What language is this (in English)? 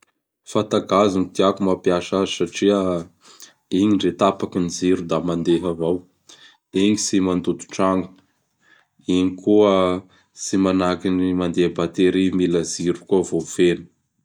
Bara Malagasy